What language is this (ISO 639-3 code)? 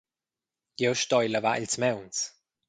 roh